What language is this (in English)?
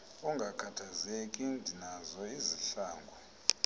Xhosa